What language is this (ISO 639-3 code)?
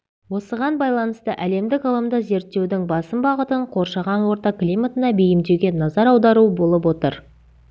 kaz